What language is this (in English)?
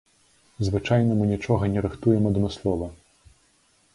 Belarusian